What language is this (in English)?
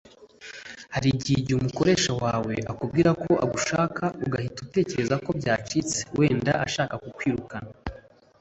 Kinyarwanda